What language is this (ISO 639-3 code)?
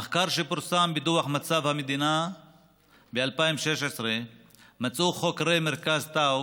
heb